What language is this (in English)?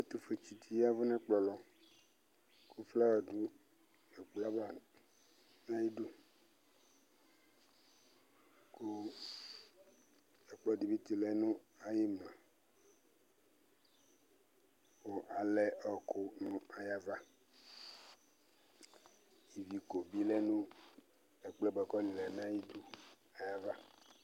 Ikposo